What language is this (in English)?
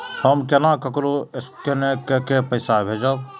Maithili